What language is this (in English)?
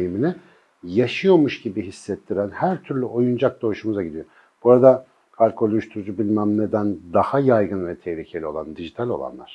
Turkish